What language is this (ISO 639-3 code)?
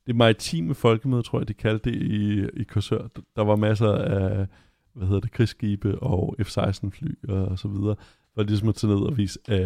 dan